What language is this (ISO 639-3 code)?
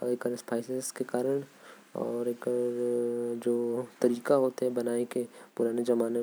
kfp